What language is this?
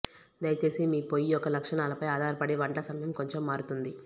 Telugu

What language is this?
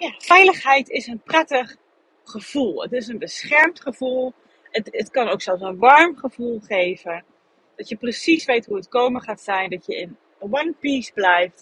Dutch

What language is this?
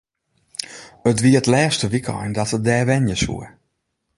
Western Frisian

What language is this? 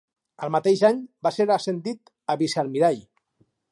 Catalan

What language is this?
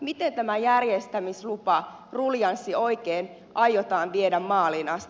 Finnish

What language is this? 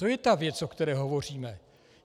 Czech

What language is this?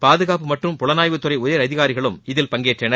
Tamil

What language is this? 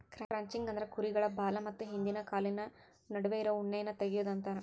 Kannada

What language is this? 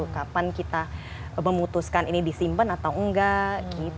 Indonesian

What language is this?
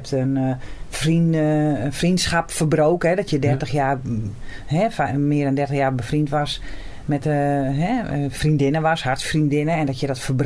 Dutch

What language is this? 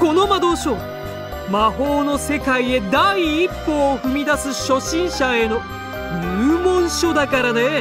Japanese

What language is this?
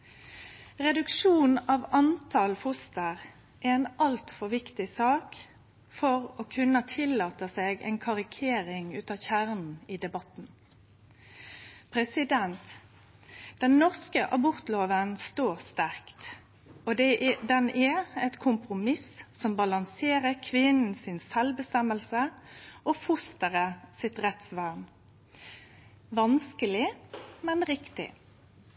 Norwegian Nynorsk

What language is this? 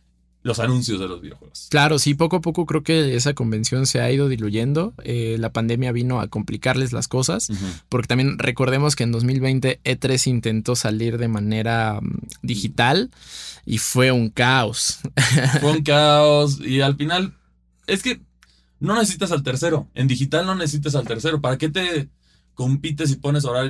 Spanish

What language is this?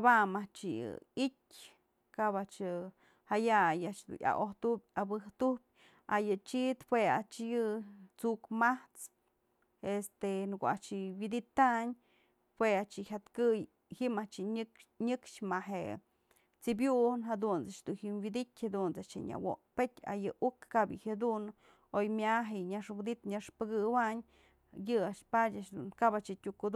Mazatlán Mixe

